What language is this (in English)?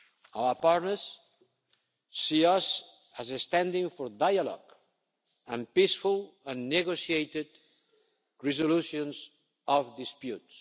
English